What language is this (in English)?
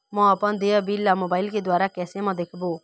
Chhattisgarhi